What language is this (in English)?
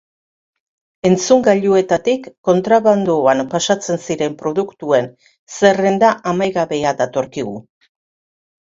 Basque